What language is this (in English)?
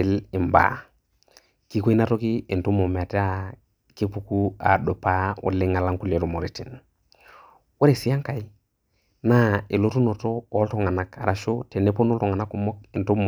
Masai